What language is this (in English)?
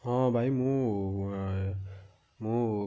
Odia